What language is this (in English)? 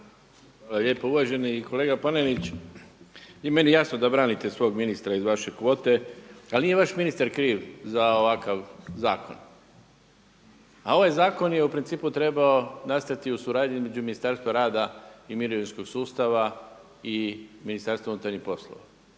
Croatian